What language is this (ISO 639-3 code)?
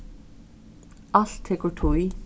fao